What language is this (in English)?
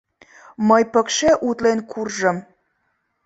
Mari